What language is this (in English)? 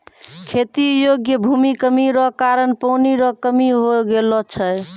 Maithili